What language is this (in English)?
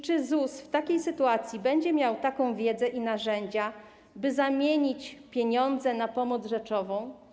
Polish